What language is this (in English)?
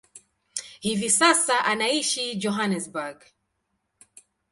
Swahili